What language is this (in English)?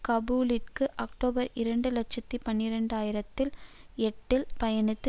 Tamil